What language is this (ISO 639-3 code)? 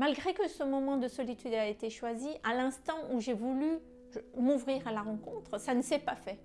fra